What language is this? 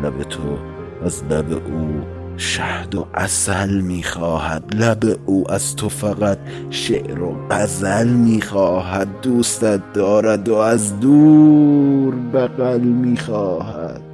Persian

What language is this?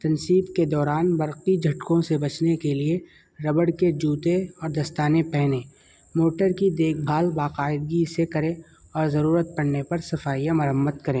Urdu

